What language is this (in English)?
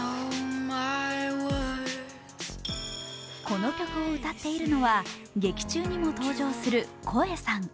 Japanese